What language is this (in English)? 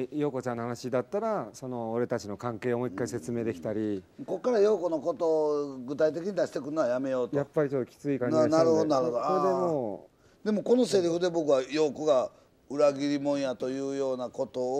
Japanese